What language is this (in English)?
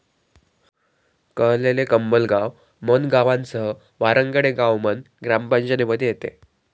Marathi